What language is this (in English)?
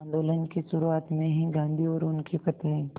Hindi